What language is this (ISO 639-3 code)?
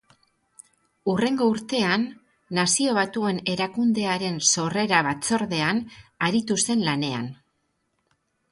eus